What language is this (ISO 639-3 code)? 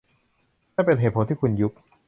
tha